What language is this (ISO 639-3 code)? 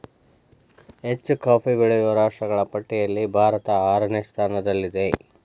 kan